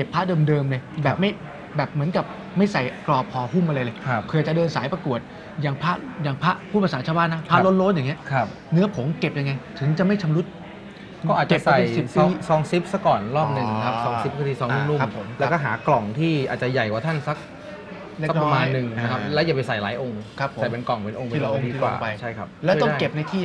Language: Thai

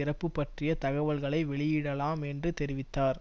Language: Tamil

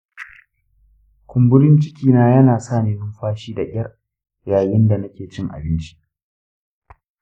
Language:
Hausa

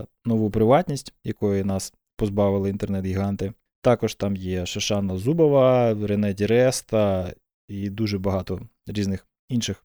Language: Ukrainian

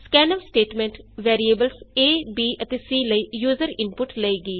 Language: Punjabi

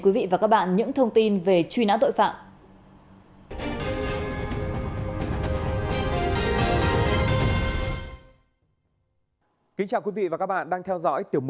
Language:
Vietnamese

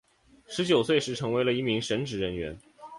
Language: Chinese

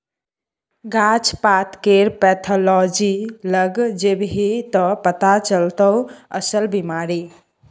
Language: Maithili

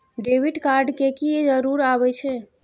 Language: Maithili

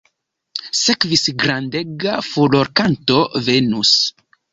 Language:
Esperanto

